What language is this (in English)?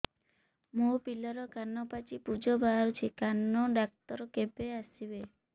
Odia